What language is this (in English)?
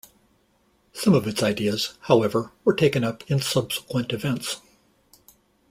English